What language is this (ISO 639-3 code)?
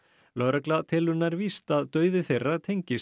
isl